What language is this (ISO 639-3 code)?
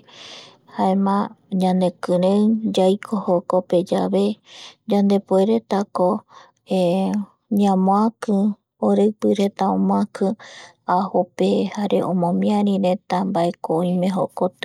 gui